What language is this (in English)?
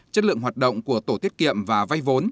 Vietnamese